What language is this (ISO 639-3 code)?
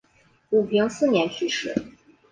zho